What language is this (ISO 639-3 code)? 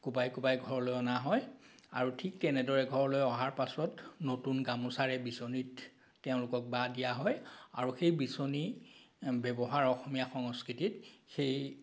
asm